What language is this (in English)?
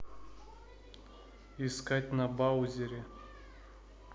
Russian